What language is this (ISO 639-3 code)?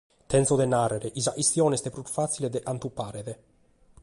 srd